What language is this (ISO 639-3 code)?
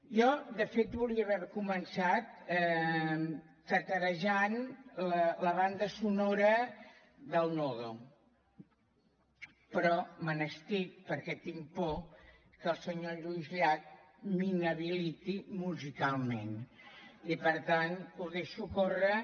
cat